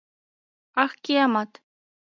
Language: Mari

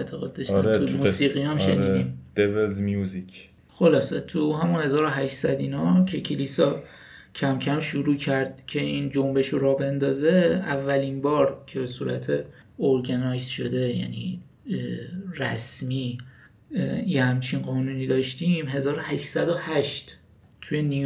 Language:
Persian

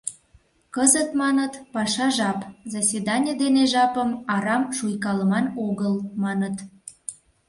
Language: Mari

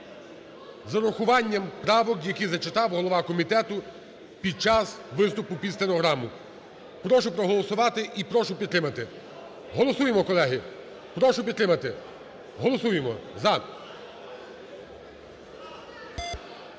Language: Ukrainian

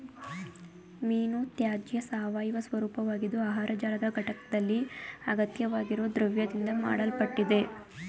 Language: Kannada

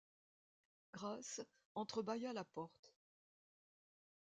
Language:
French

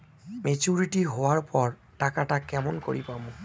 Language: Bangla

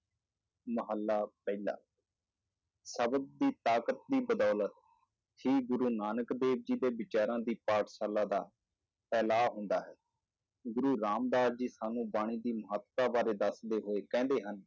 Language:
Punjabi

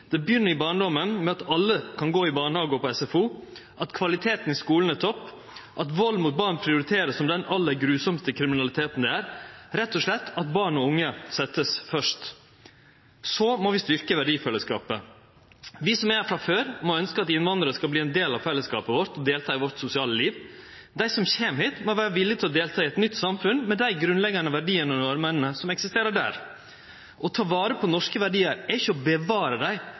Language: Norwegian Nynorsk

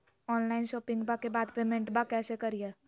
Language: Magahi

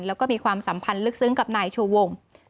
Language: Thai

